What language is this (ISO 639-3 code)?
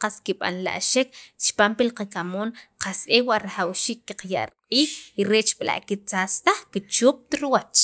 quv